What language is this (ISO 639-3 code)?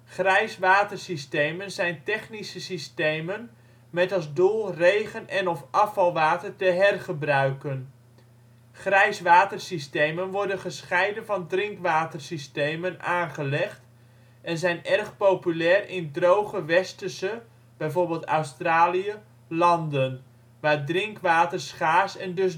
nld